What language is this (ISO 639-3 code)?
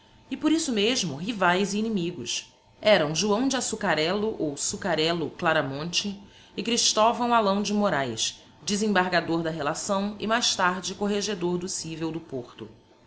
por